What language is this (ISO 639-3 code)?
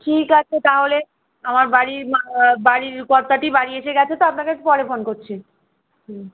ben